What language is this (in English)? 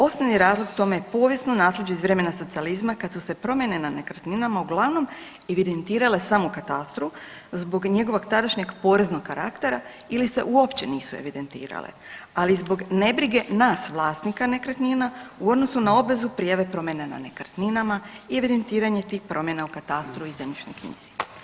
Croatian